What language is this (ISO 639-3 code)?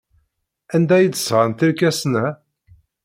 kab